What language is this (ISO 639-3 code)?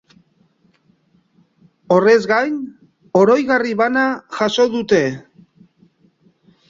eus